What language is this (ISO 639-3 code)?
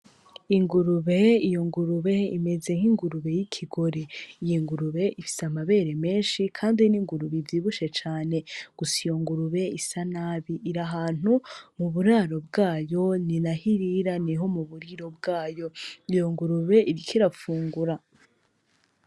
run